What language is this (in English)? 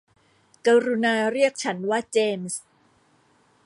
Thai